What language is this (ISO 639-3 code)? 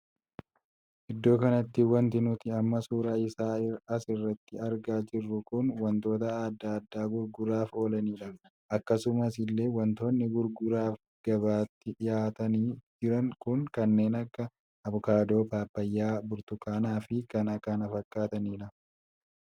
orm